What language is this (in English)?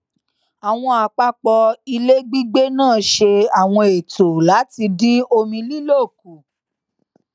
Yoruba